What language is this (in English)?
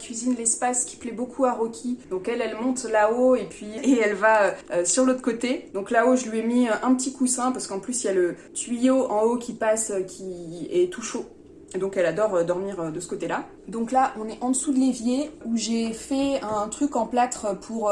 French